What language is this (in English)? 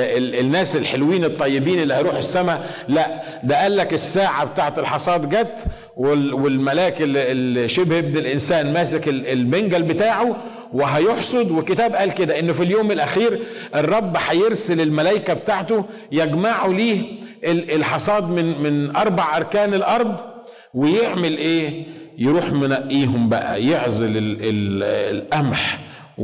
Arabic